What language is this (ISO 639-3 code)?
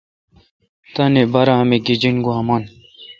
xka